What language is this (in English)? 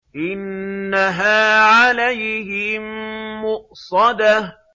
Arabic